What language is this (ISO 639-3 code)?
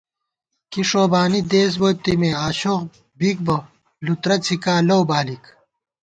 gwt